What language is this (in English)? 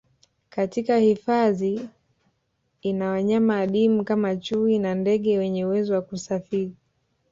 Swahili